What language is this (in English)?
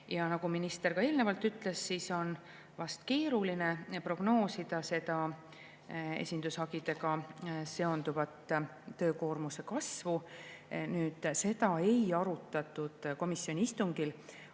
Estonian